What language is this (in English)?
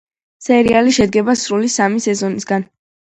Georgian